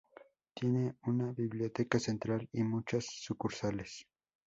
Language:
Spanish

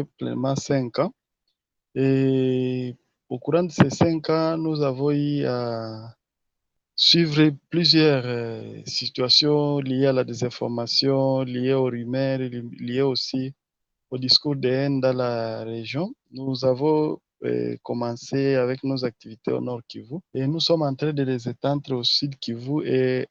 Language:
French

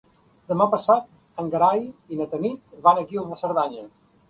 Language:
Catalan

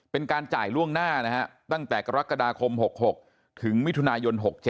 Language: Thai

